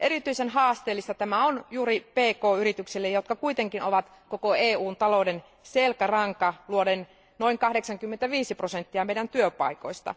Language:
Finnish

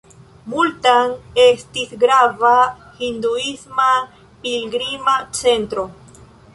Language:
Esperanto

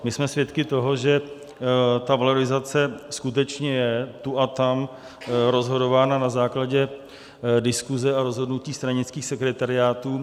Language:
Czech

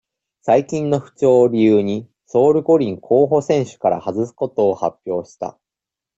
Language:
Japanese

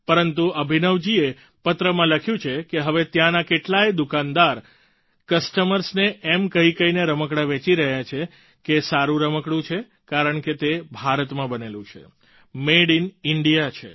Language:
Gujarati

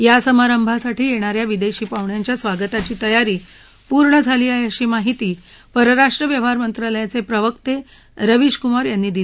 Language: Marathi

